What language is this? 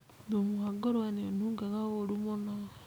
Kikuyu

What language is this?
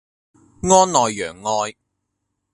Cantonese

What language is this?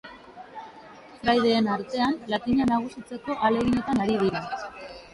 Basque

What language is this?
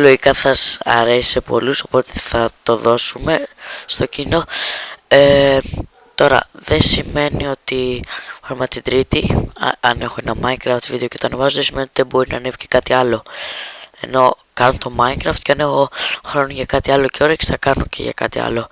Greek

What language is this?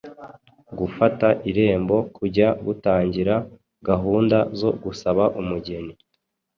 Kinyarwanda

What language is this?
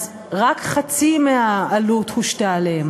Hebrew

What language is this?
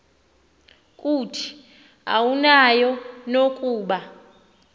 Xhosa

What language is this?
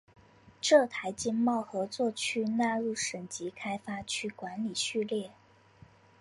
Chinese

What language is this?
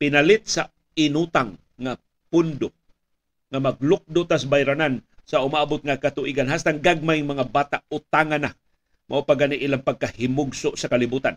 Filipino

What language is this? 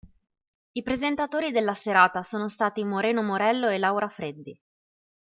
Italian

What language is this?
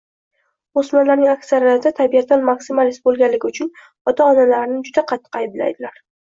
Uzbek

